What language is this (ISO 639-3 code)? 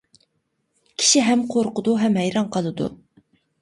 uig